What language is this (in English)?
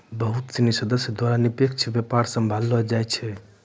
Maithili